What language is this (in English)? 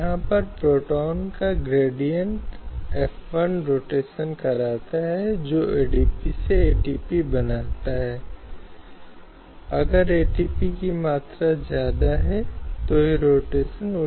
Hindi